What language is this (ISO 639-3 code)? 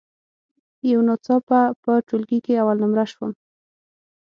pus